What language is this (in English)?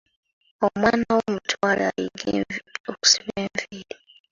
Ganda